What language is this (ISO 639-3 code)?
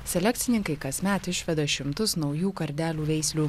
lit